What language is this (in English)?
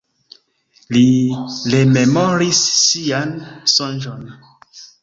Esperanto